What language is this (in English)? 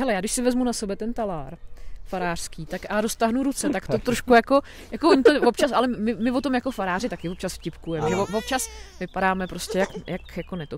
Czech